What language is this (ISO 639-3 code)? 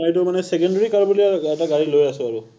asm